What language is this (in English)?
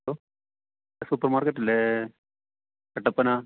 Malayalam